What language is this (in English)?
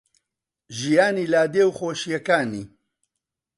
Central Kurdish